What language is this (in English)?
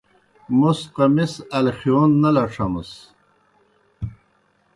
Kohistani Shina